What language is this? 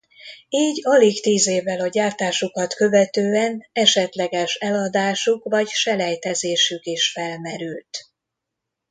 Hungarian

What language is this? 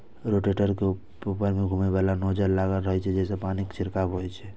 Maithili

